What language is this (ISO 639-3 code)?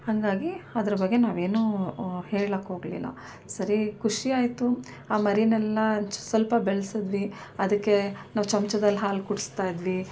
kan